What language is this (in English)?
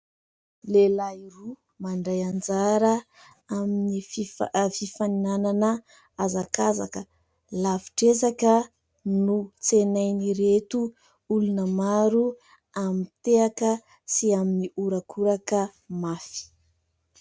Malagasy